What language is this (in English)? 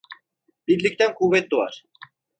Turkish